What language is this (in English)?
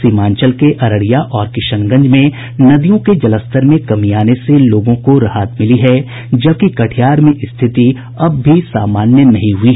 Hindi